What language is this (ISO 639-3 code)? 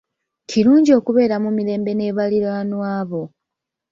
lug